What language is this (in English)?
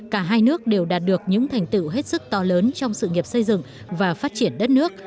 Vietnamese